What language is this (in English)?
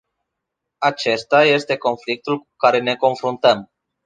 Romanian